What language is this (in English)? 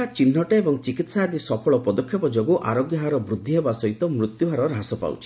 Odia